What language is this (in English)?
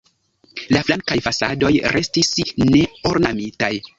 Esperanto